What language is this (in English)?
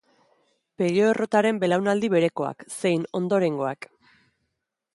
Basque